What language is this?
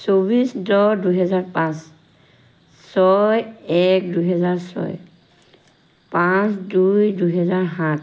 Assamese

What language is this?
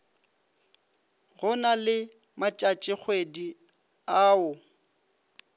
Northern Sotho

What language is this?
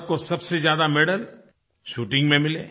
Hindi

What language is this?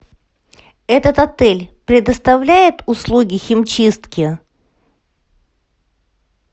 Russian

